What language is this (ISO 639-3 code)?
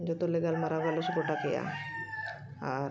sat